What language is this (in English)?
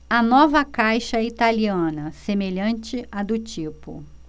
Portuguese